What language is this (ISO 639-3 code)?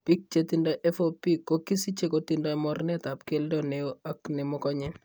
kln